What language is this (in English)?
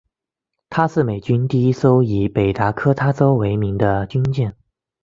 Chinese